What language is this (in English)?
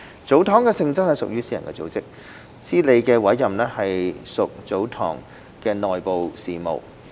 Cantonese